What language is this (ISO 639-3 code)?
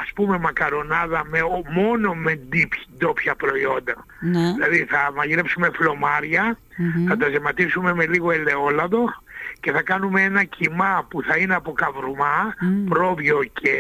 ell